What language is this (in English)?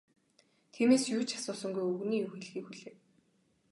Mongolian